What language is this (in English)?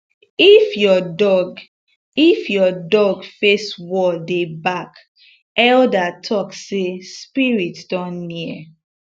Nigerian Pidgin